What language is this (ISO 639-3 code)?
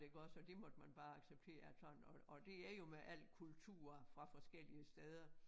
dan